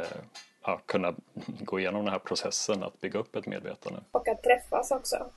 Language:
Swedish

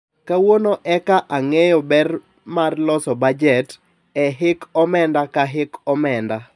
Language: Luo (Kenya and Tanzania)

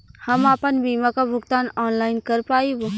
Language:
Bhojpuri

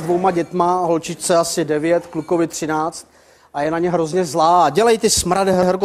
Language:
Czech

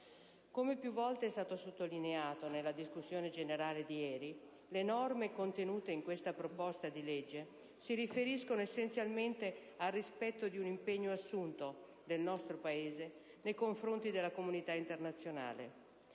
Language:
Italian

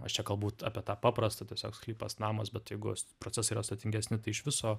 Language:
Lithuanian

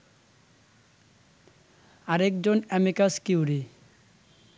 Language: Bangla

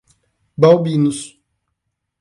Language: Portuguese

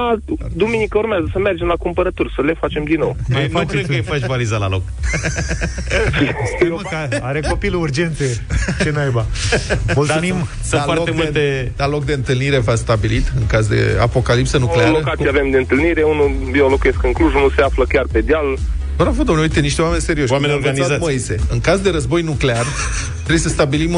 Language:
Romanian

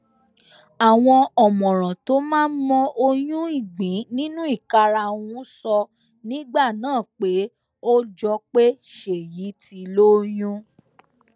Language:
Yoruba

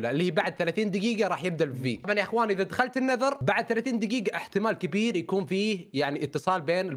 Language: Arabic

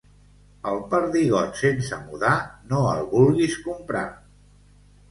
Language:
Catalan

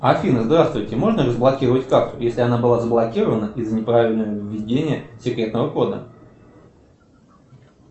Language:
Russian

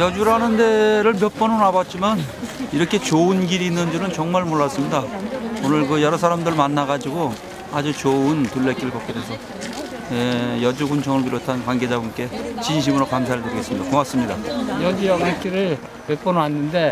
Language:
Korean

